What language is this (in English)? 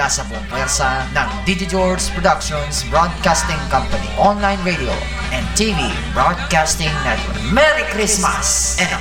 Filipino